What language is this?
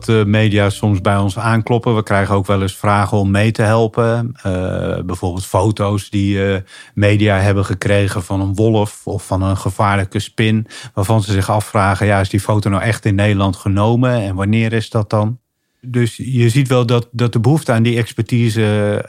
Dutch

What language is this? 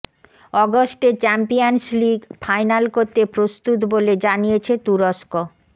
Bangla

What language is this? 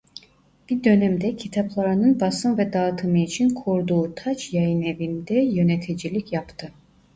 Turkish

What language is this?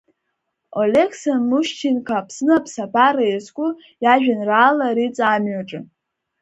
Abkhazian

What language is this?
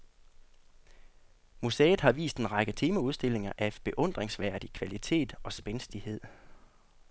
Danish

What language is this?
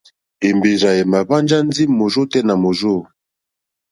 Mokpwe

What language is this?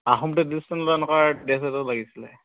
Assamese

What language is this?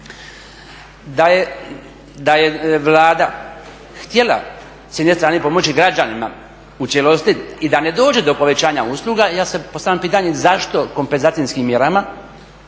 Croatian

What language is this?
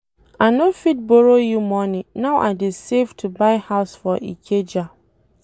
Nigerian Pidgin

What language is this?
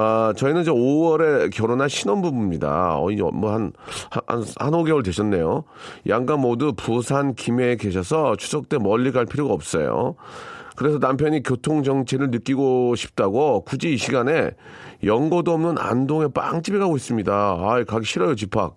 Korean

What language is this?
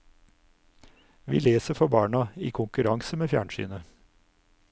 Norwegian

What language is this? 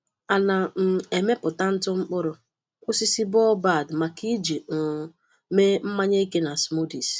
Igbo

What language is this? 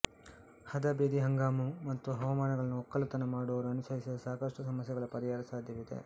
Kannada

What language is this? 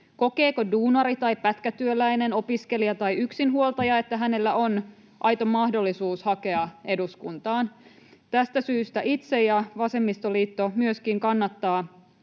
Finnish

